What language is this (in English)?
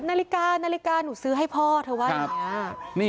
Thai